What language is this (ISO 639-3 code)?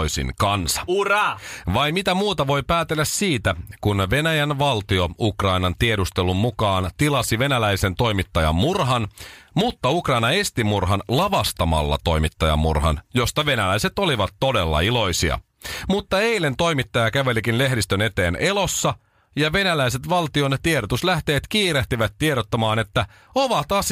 fin